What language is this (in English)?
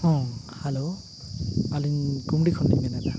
Santali